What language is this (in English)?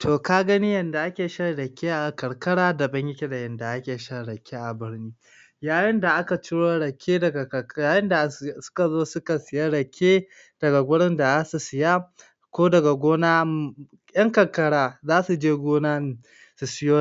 Hausa